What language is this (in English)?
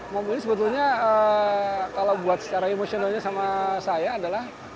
Indonesian